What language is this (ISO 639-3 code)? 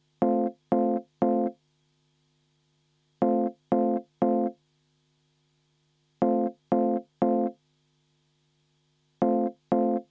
est